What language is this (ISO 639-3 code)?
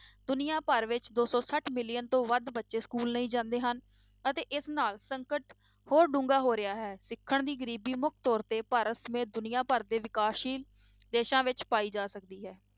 pan